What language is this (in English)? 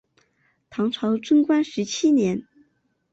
Chinese